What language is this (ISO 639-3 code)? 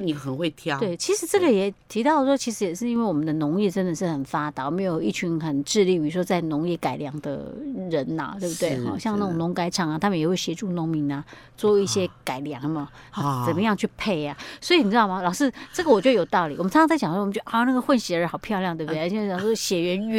zho